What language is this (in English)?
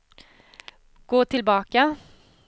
Swedish